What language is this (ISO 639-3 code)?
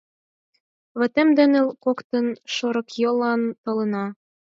chm